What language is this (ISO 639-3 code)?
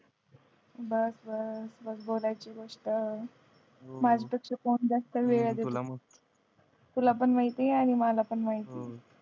mar